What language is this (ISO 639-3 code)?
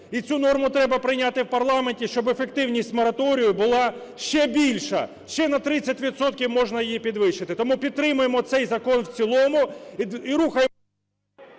ukr